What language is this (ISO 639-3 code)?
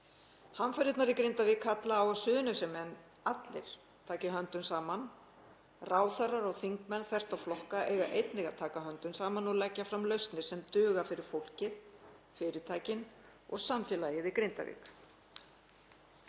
isl